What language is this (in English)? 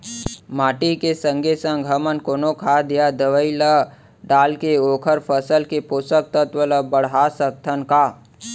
Chhattisgarhi